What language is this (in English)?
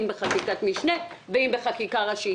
Hebrew